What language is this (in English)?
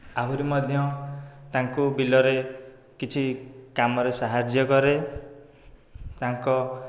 Odia